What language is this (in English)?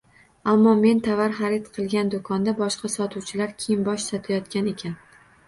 Uzbek